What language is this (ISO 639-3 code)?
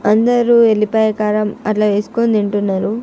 tel